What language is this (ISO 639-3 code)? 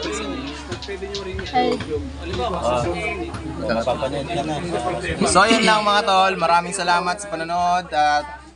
fil